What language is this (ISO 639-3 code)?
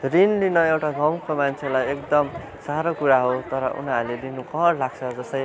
nep